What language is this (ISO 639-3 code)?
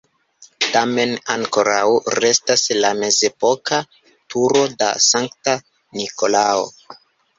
epo